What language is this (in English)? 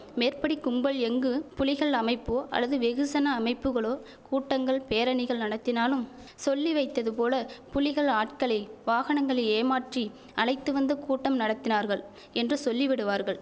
Tamil